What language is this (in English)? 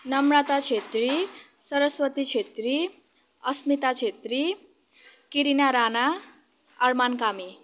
Nepali